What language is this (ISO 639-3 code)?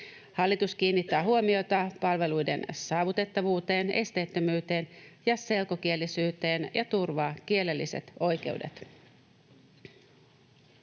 fin